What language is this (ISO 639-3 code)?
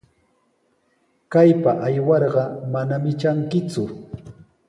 qws